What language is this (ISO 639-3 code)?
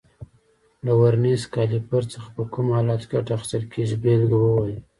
pus